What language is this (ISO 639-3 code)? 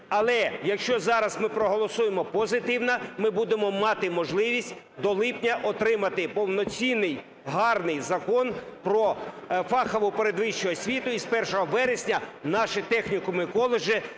ukr